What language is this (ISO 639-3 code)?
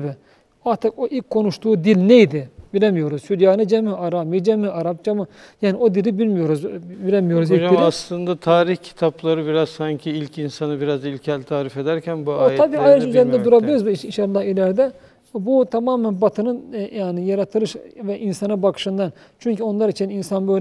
tur